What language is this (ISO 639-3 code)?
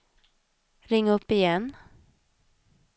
swe